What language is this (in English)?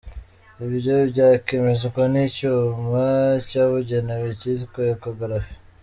Kinyarwanda